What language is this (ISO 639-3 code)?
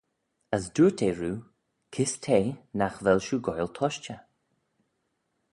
glv